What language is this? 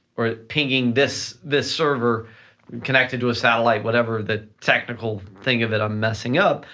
English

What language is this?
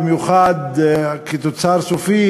Hebrew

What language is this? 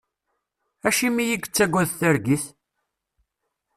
Kabyle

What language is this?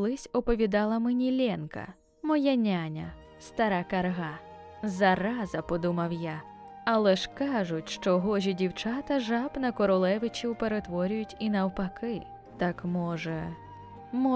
Ukrainian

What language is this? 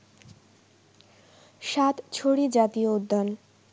Bangla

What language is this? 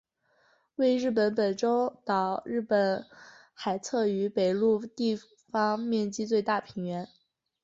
Chinese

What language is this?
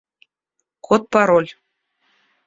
Russian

